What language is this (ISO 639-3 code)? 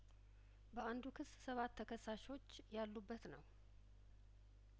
amh